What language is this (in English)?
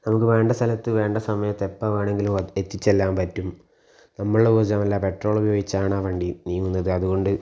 Malayalam